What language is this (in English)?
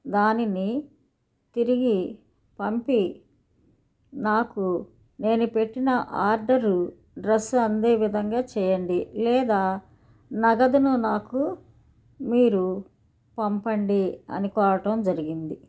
Telugu